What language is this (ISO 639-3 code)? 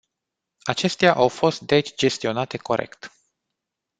ron